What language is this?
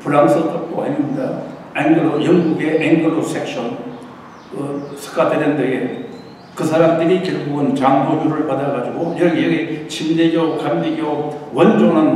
Korean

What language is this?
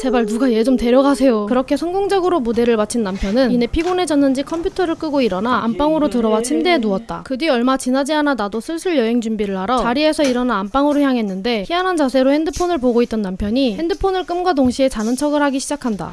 Korean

